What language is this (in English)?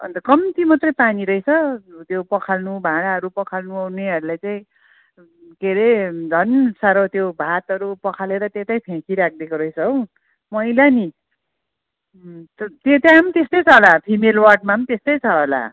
Nepali